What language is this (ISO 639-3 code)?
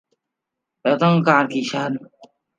tha